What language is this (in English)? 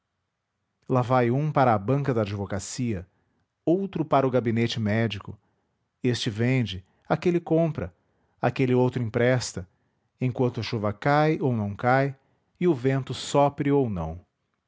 Portuguese